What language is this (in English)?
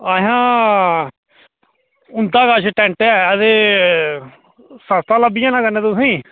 Dogri